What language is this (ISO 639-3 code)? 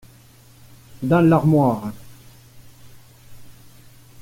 fra